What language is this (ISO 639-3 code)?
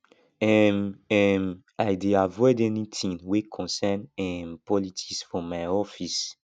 pcm